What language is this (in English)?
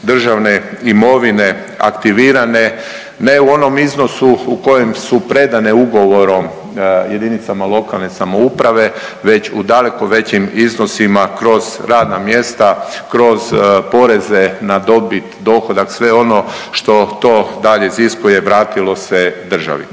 Croatian